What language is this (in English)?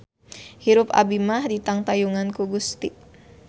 Sundanese